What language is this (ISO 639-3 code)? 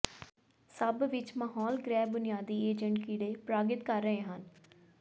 pan